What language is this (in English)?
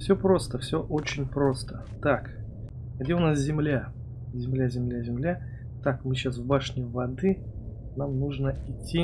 Russian